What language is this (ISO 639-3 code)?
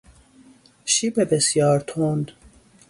fas